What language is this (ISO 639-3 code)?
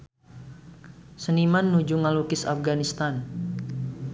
sun